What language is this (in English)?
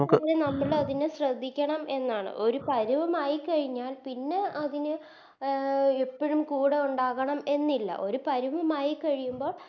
Malayalam